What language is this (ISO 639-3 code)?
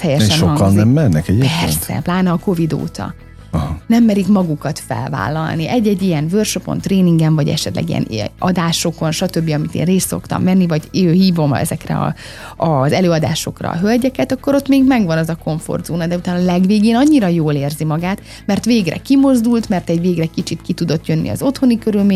hun